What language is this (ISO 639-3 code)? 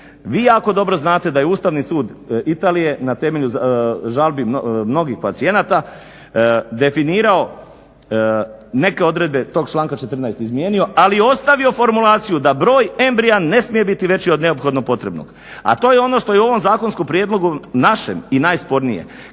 hrv